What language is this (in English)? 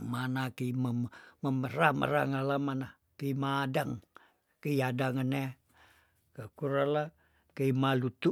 Tondano